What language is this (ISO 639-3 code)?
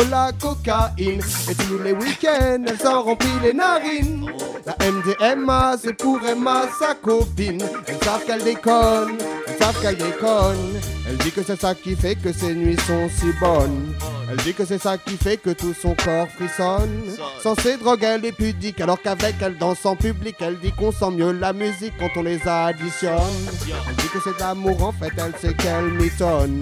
fra